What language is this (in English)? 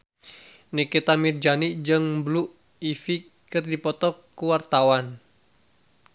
Sundanese